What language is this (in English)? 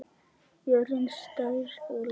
Icelandic